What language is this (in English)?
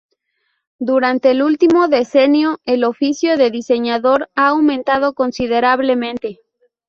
Spanish